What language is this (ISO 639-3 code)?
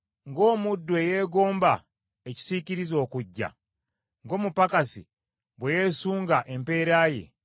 lug